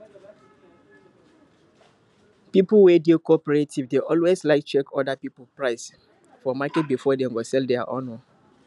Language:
Nigerian Pidgin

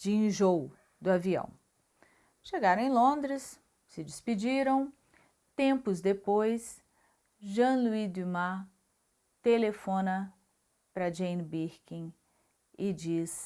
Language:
Portuguese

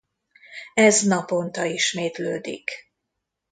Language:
Hungarian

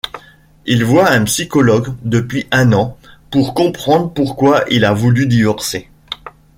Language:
French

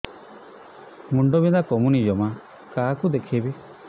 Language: Odia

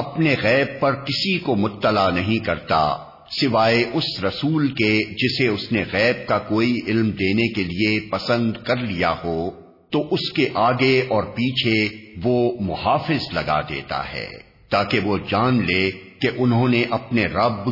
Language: Urdu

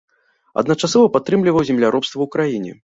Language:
Belarusian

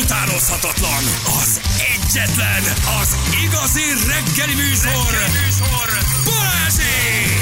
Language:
Hungarian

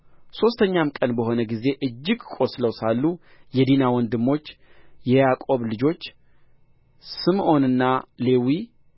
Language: Amharic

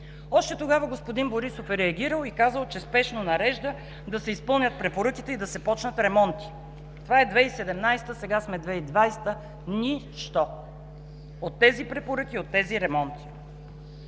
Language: Bulgarian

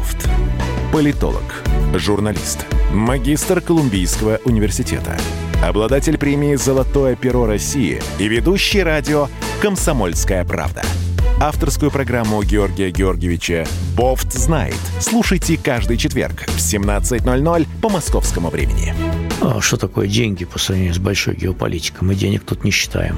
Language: Russian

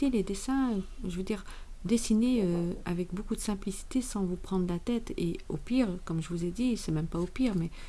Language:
French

